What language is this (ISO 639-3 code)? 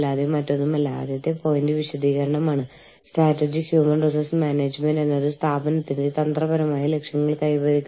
mal